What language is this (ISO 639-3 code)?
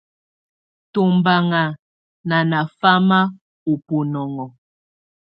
tvu